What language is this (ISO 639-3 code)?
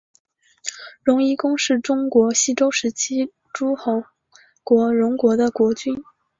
zho